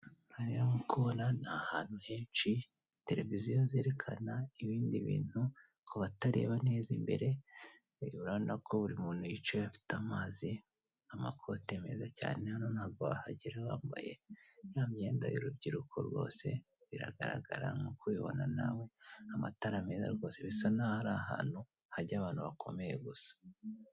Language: Kinyarwanda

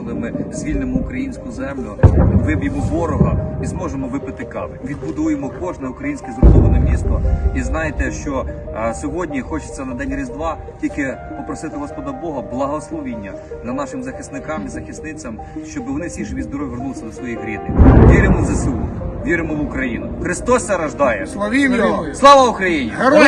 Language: Ukrainian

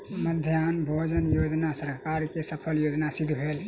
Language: Maithili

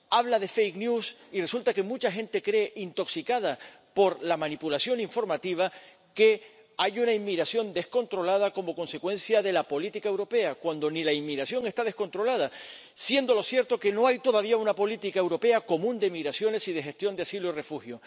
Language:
Spanish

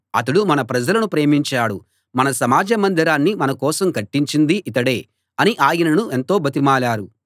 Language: Telugu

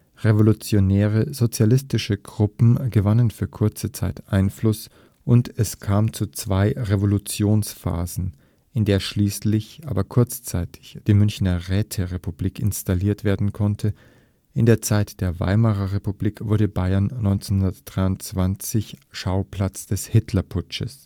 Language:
German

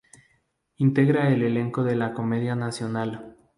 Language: Spanish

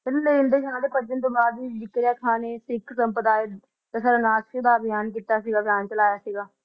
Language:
Punjabi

